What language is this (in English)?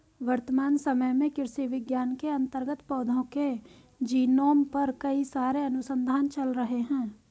Hindi